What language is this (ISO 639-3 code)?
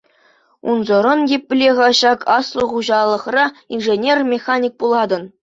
chv